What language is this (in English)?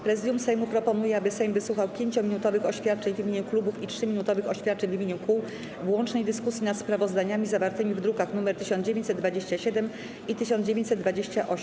Polish